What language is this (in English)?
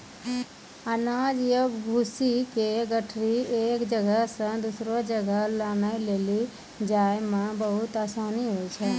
Maithili